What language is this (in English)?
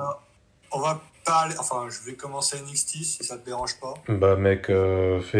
French